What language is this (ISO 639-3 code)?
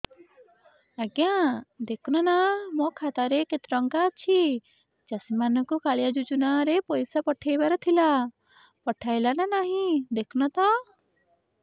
ori